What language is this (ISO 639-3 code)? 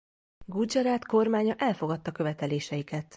hun